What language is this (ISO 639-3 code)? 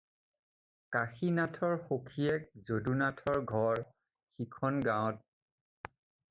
asm